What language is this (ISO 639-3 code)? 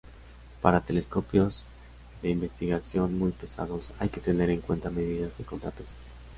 spa